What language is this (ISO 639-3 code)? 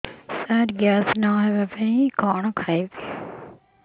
ori